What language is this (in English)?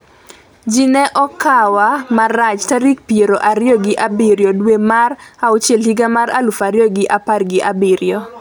Luo (Kenya and Tanzania)